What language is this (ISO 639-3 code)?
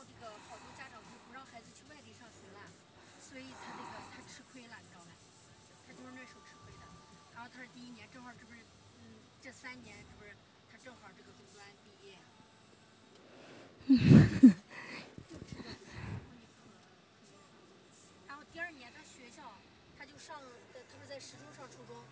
zho